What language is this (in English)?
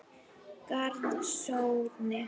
Icelandic